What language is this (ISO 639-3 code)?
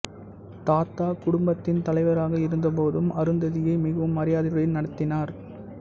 tam